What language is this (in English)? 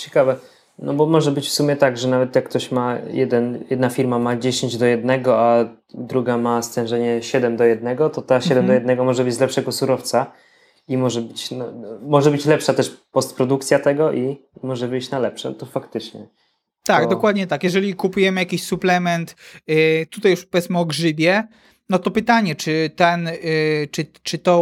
Polish